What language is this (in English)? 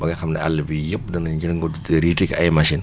Wolof